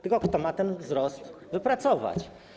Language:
Polish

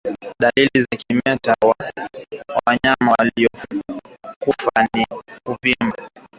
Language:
Swahili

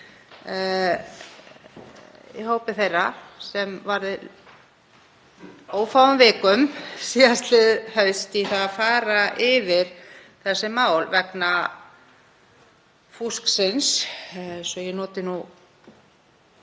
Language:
Icelandic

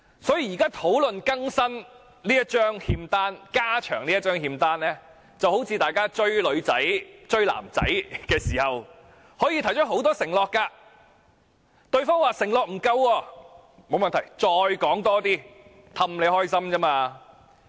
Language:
Cantonese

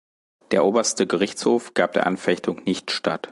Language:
German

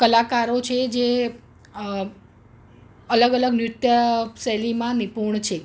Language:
Gujarati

